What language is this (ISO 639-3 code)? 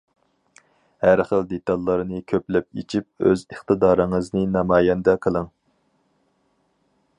uig